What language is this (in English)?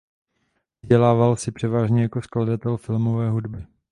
Czech